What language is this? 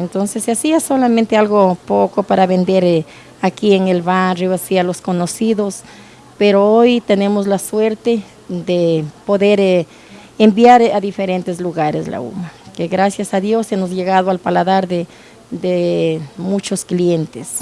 Spanish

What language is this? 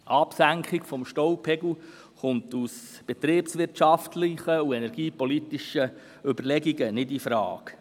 Swiss German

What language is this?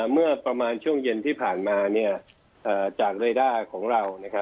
Thai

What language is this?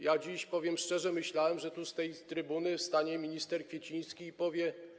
Polish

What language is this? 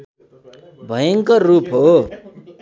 Nepali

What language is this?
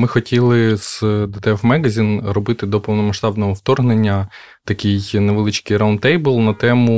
Ukrainian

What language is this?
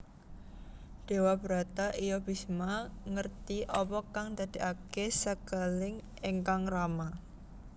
Javanese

